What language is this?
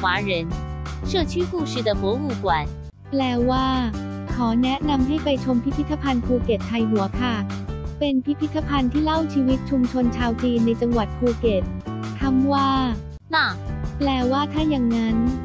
Thai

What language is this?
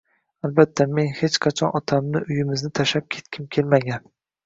Uzbek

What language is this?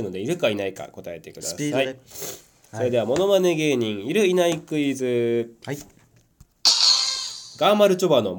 Japanese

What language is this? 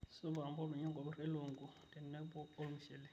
Masai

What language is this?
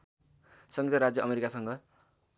Nepali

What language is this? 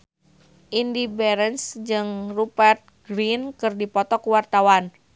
Sundanese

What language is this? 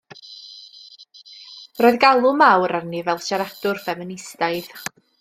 Welsh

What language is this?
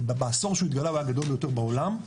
Hebrew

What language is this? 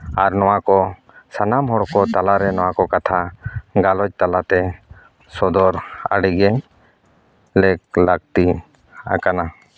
Santali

